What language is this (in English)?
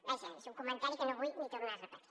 Catalan